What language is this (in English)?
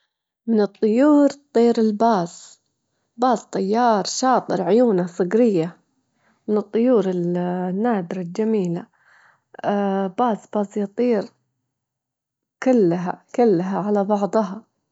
Gulf Arabic